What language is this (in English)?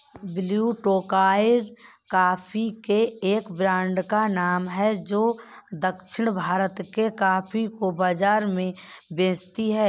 Hindi